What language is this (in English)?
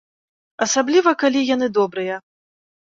Belarusian